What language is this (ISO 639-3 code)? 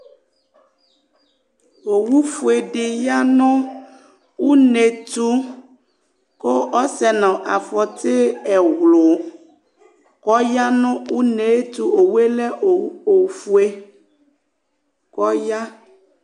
kpo